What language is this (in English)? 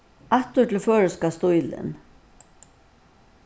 Faroese